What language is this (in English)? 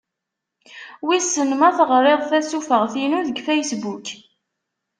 Kabyle